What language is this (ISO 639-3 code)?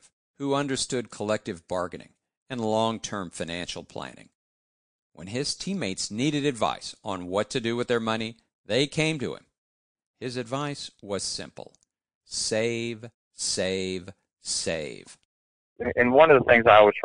eng